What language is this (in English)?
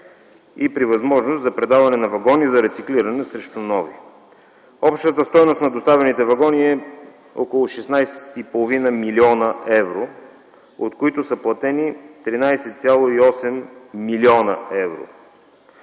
Bulgarian